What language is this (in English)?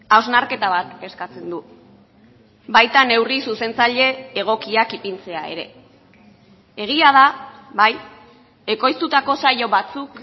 Basque